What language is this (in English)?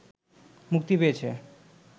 Bangla